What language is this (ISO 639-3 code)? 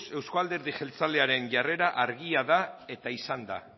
eus